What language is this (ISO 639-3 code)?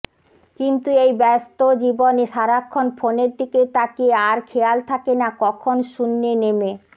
ben